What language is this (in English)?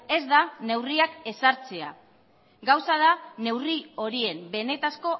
Basque